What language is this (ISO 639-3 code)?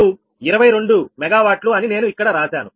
tel